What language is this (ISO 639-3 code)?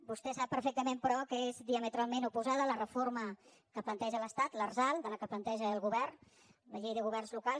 cat